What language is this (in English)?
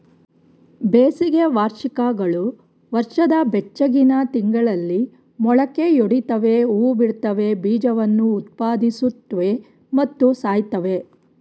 Kannada